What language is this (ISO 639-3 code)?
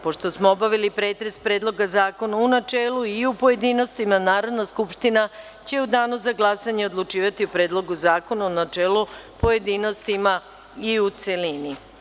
srp